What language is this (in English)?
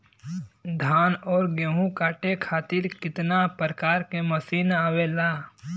Bhojpuri